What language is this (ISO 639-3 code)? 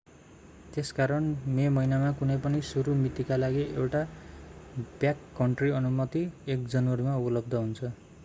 nep